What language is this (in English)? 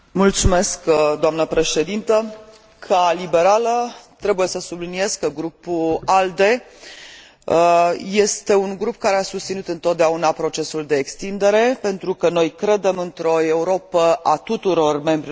Romanian